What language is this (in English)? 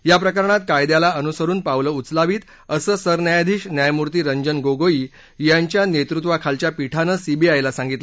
Marathi